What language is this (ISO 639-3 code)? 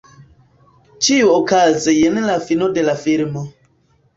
epo